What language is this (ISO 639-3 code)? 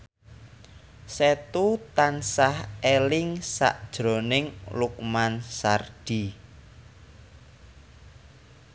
jav